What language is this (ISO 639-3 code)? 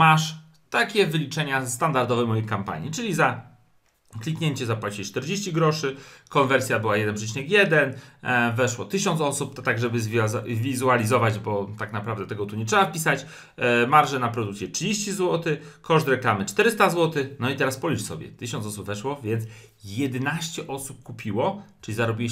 pol